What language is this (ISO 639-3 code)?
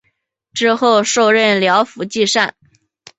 zho